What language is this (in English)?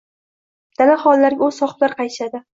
Uzbek